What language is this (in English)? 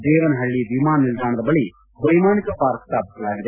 Kannada